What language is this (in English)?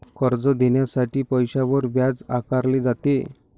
Marathi